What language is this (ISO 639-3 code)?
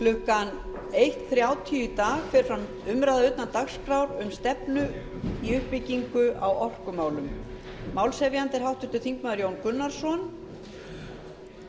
isl